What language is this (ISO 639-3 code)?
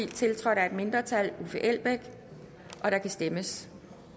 dan